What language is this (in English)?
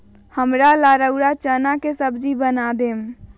Magahi